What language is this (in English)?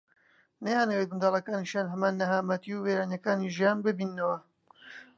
Central Kurdish